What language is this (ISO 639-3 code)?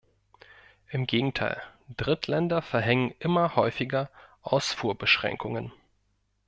deu